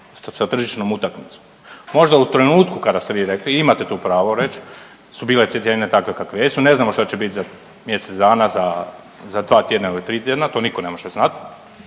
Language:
Croatian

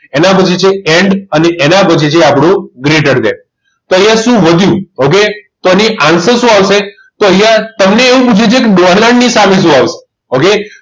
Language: Gujarati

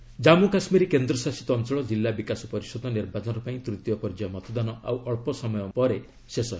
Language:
Odia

